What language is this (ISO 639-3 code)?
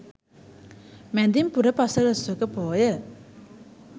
sin